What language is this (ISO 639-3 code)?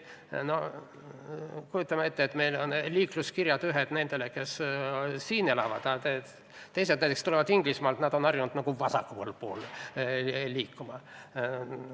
est